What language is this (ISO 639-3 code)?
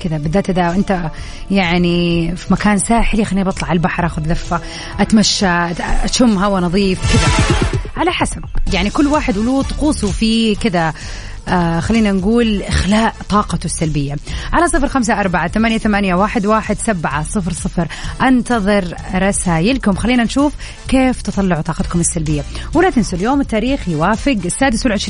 ara